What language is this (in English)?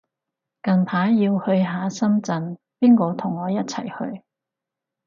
Cantonese